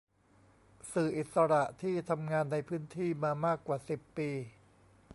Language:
Thai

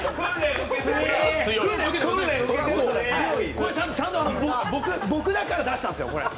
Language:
Japanese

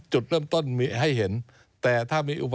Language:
Thai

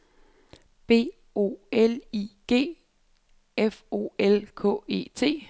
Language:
Danish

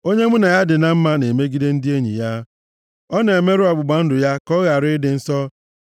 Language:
Igbo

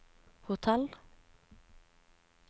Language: Norwegian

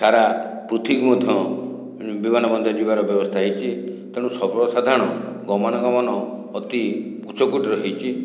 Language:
Odia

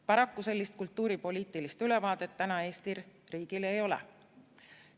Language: Estonian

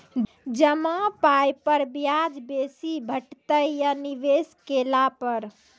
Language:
Maithili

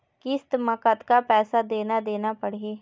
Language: Chhattisgarhi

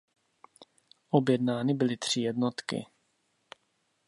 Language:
Czech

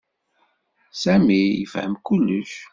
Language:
Kabyle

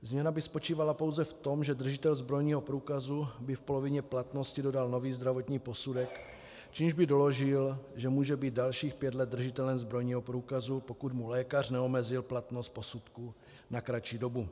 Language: Czech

